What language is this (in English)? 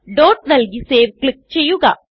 Malayalam